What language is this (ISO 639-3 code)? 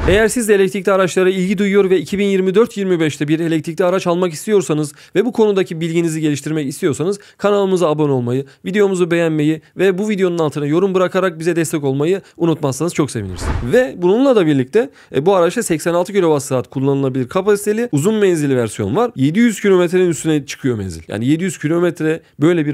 tur